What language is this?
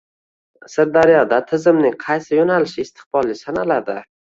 Uzbek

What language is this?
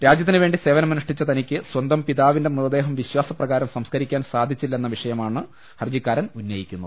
Malayalam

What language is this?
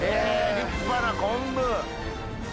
Japanese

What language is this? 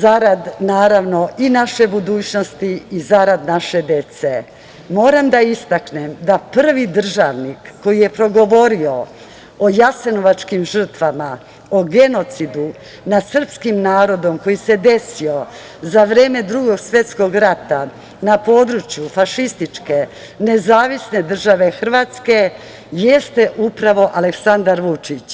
Serbian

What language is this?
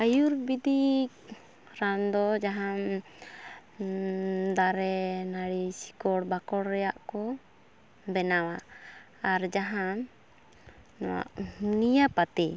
Santali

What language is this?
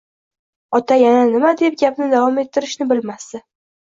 Uzbek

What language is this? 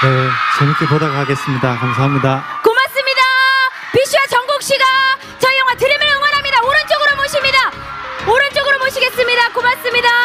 Korean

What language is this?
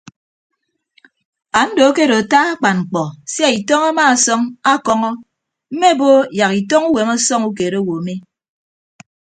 Ibibio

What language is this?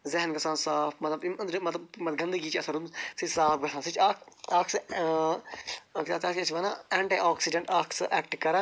Kashmiri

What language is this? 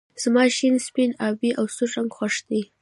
Pashto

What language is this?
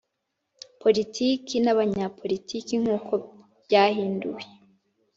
Kinyarwanda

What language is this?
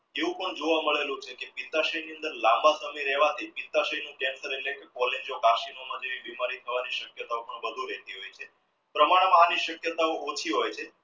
Gujarati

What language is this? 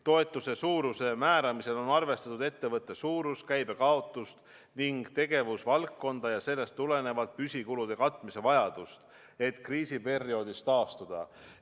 Estonian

